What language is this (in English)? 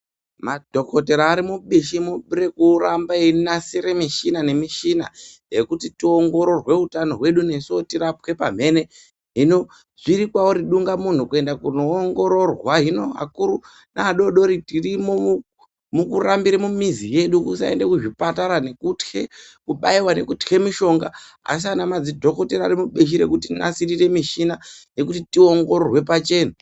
Ndau